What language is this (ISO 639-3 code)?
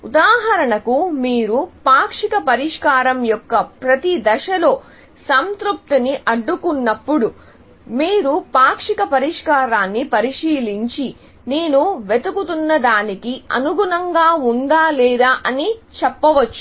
tel